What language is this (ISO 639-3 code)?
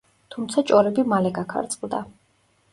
kat